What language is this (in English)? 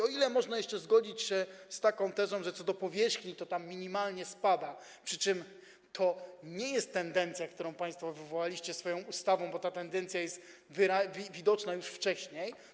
Polish